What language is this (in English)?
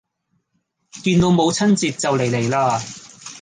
Cantonese